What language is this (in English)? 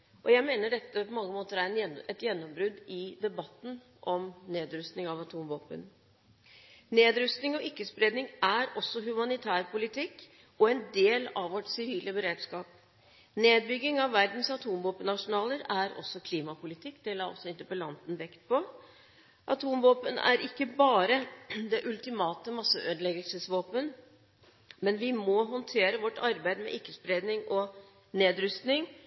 Norwegian Bokmål